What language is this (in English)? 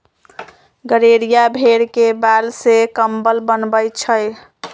Magahi